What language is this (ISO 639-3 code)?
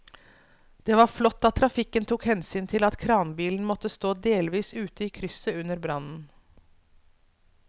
nor